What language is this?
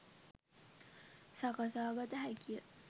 Sinhala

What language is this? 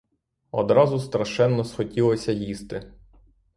Ukrainian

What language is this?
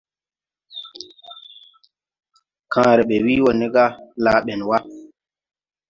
Tupuri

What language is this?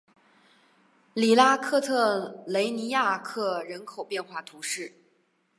Chinese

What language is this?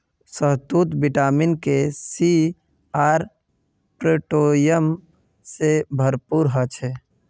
Magahi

